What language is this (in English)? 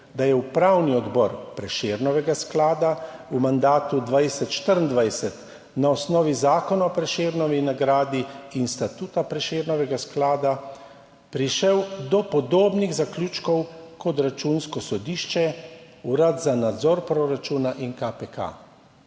Slovenian